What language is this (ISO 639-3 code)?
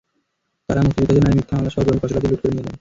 ben